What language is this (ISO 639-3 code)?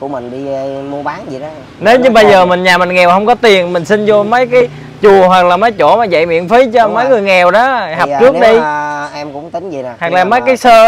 vie